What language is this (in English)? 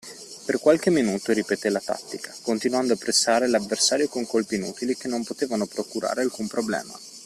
Italian